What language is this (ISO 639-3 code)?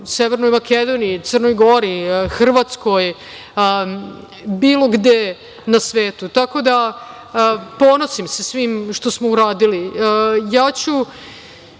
srp